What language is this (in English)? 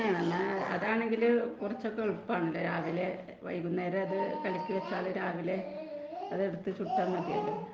Malayalam